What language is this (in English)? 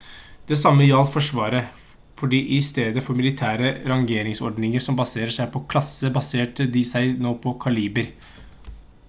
Norwegian Bokmål